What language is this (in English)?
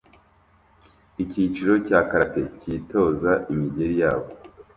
Kinyarwanda